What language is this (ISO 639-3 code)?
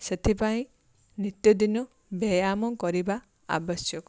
ori